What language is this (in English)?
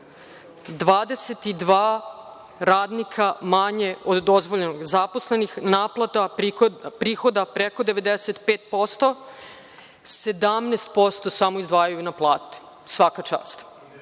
Serbian